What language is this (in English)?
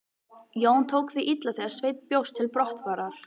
Icelandic